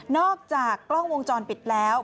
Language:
Thai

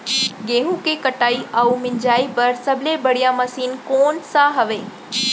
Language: Chhattisgarhi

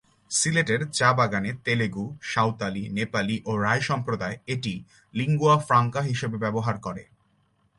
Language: Bangla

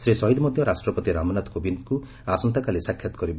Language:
Odia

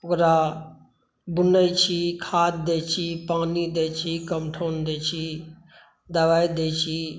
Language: Maithili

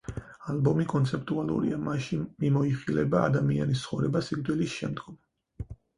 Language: Georgian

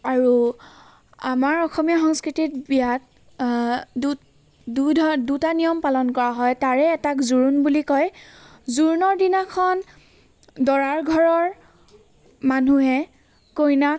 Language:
Assamese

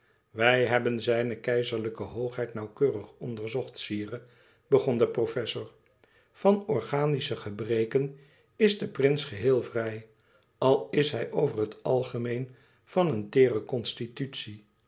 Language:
Dutch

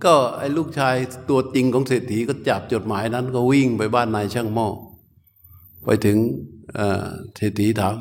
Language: Thai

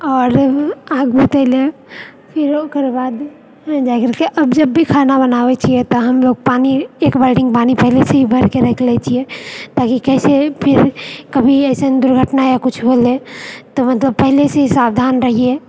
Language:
Maithili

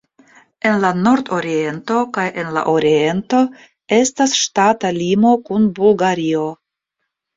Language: Esperanto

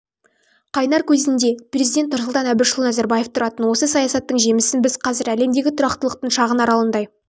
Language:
Kazakh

